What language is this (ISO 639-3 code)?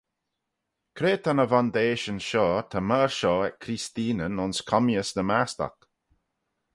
glv